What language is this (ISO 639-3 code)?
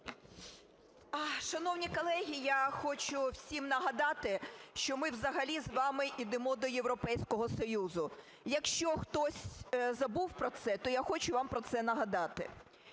ukr